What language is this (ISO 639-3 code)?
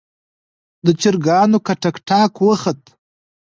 pus